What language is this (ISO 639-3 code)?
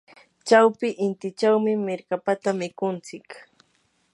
qur